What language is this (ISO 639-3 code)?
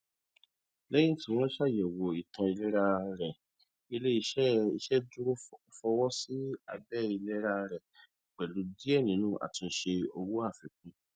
yor